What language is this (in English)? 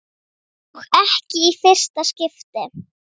Icelandic